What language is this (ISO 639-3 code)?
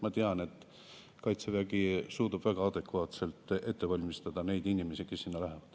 est